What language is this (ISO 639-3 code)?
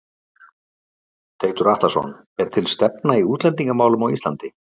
isl